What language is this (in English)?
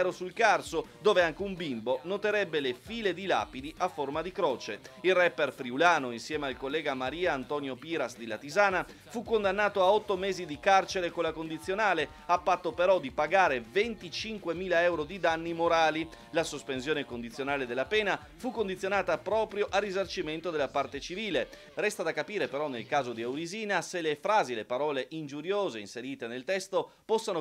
Italian